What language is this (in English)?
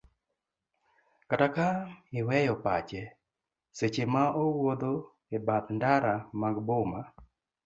Luo (Kenya and Tanzania)